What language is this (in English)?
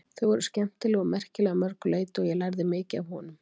Icelandic